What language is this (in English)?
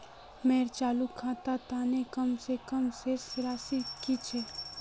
Magahi